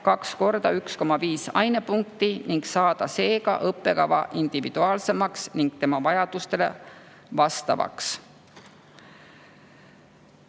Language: Estonian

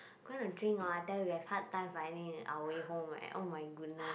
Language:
English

